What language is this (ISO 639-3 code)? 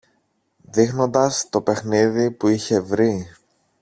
ell